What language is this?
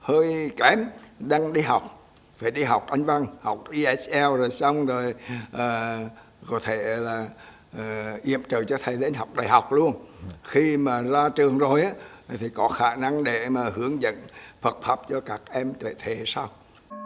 Vietnamese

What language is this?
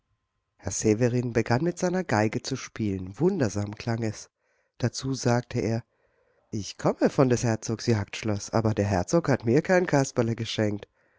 German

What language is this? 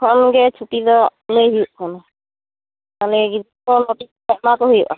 Santali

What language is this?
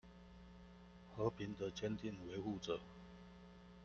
Chinese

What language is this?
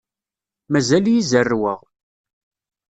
Kabyle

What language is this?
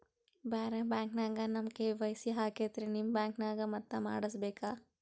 Kannada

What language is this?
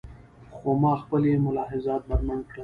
Pashto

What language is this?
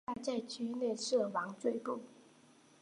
Chinese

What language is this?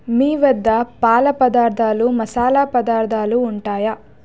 Telugu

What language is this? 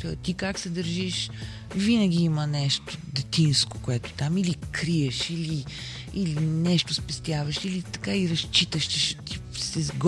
Bulgarian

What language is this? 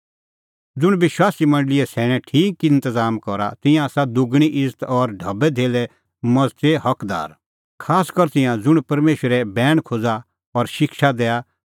Kullu Pahari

